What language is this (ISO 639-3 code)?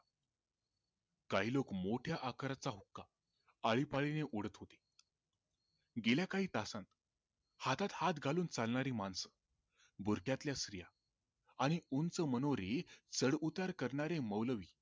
mar